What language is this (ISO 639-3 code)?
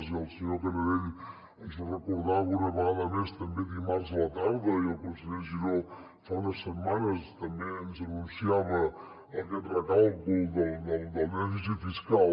cat